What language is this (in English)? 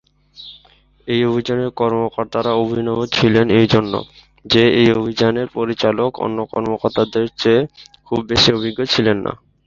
Bangla